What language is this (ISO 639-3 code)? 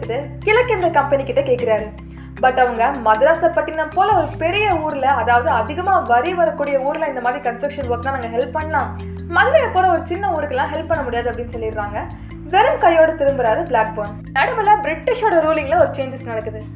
tam